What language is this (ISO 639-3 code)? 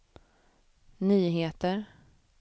swe